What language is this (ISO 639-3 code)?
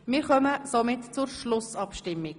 gsw